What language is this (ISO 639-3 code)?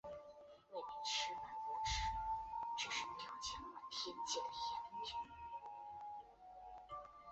zho